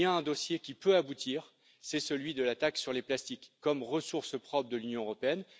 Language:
French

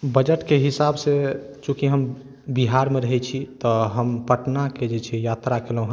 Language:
Maithili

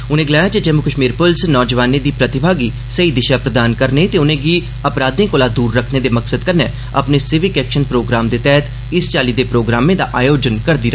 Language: Dogri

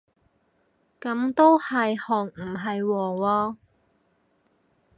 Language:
Cantonese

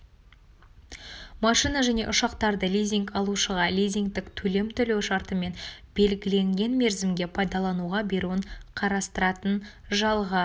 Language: Kazakh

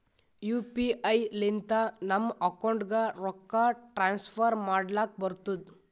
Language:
Kannada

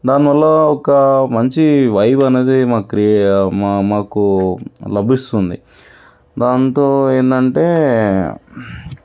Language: Telugu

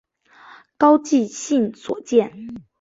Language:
Chinese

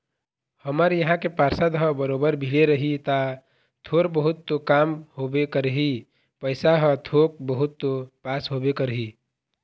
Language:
Chhattisgarhi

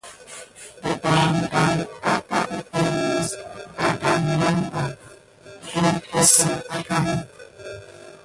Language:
Gidar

